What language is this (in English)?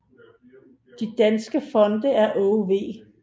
Danish